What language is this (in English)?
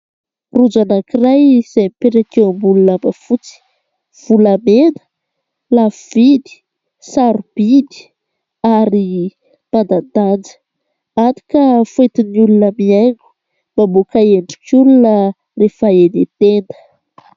Malagasy